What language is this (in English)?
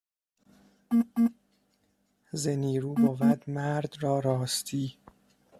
Persian